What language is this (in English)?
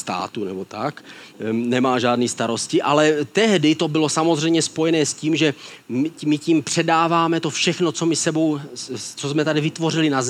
Czech